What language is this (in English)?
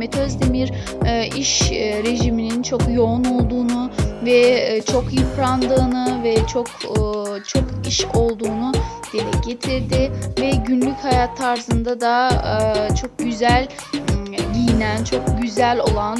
Turkish